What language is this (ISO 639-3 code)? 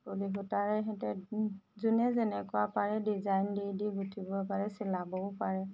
asm